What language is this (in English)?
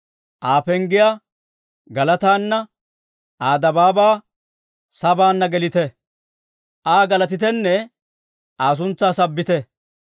Dawro